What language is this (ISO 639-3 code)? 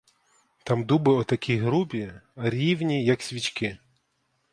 ukr